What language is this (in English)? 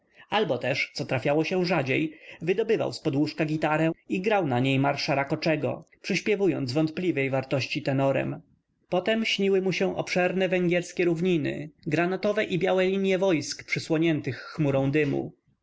Polish